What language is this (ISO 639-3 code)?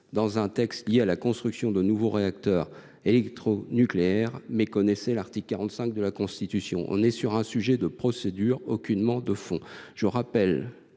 fra